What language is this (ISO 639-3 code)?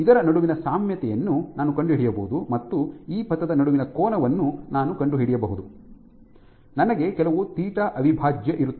kan